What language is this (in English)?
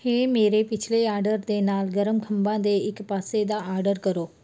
Punjabi